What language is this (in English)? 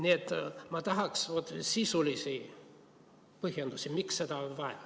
Estonian